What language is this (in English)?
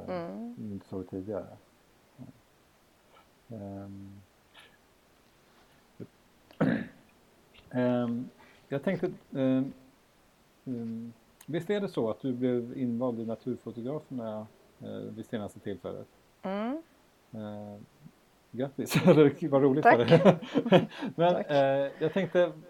Swedish